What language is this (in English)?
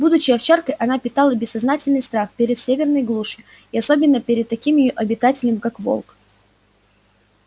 Russian